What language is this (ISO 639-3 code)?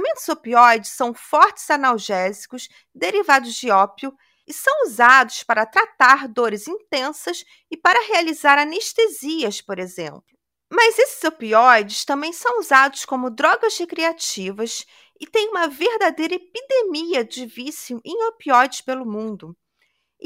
por